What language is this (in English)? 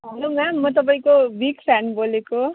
Nepali